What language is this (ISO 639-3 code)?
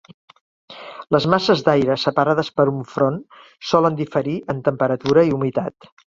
cat